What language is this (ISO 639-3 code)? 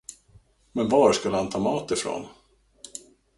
swe